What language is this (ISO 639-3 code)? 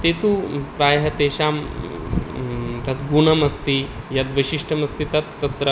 san